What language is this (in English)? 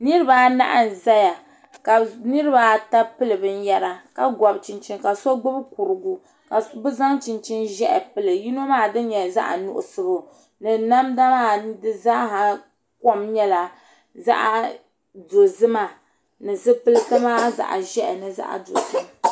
Dagbani